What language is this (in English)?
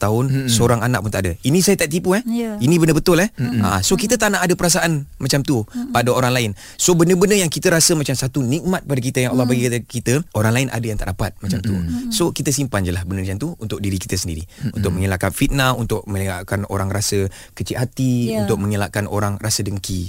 Malay